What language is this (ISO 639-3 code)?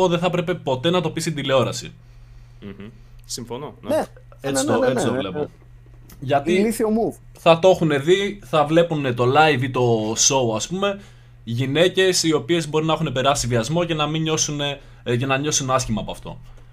ell